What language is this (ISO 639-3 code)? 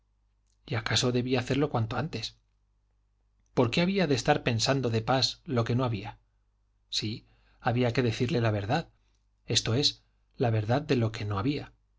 spa